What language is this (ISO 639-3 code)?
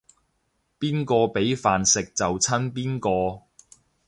yue